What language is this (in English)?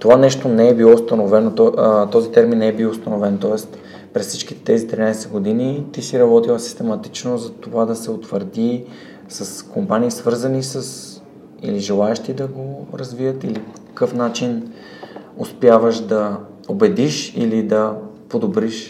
Bulgarian